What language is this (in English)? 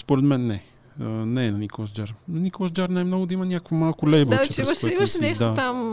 Bulgarian